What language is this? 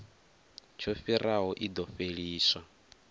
Venda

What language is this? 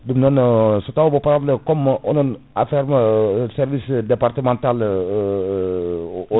Fula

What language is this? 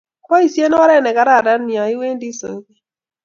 Kalenjin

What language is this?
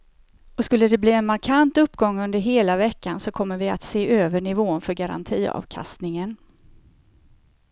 Swedish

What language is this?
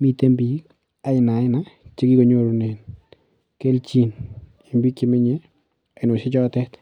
Kalenjin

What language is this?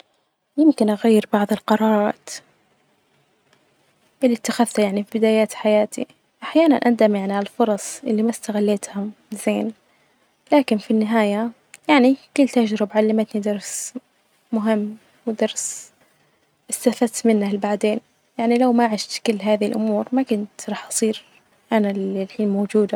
Najdi Arabic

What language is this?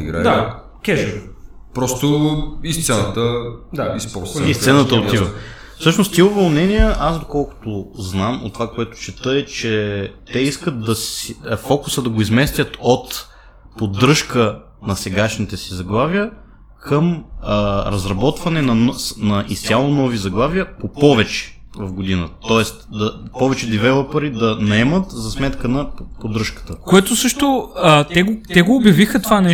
Bulgarian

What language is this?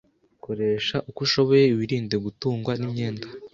Kinyarwanda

